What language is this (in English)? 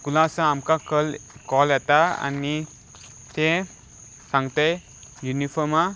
Konkani